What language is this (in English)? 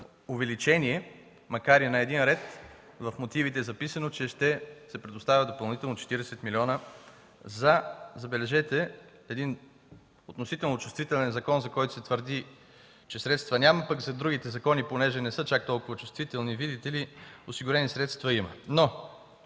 Bulgarian